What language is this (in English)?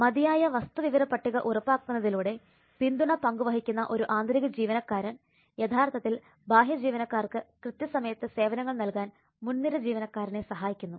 Malayalam